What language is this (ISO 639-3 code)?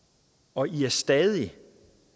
dan